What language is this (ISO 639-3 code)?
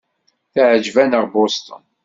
kab